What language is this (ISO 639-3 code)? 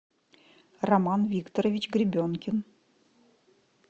rus